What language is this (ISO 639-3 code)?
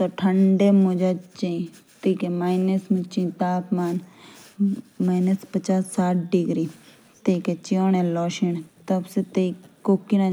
jns